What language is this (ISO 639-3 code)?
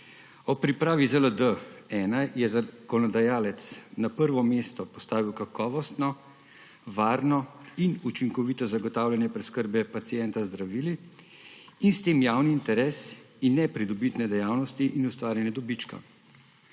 slv